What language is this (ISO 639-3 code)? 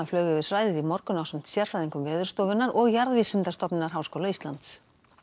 isl